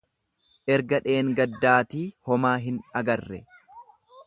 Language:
Oromo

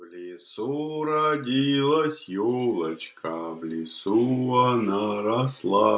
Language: Russian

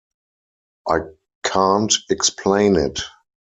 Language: English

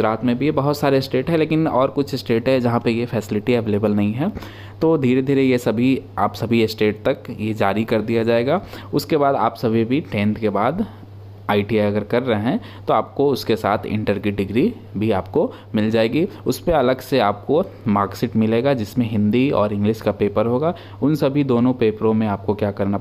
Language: Hindi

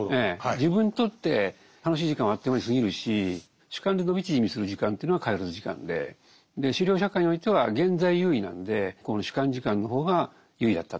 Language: Japanese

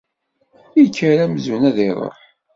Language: Kabyle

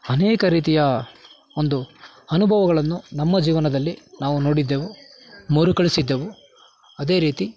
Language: Kannada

